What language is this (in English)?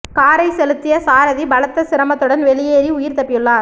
Tamil